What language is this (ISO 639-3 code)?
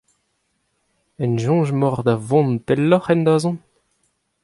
bre